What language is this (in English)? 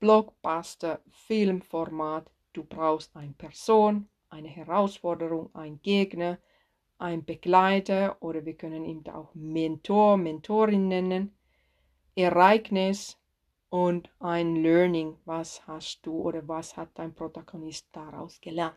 German